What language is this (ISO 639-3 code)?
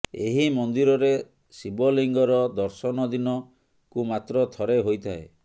ori